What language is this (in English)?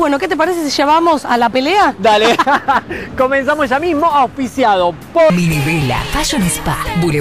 Spanish